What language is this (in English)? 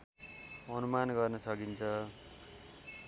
Nepali